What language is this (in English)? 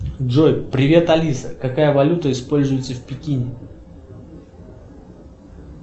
Russian